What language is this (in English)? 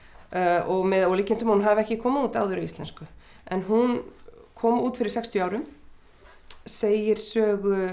Icelandic